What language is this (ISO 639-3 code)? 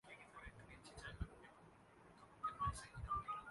urd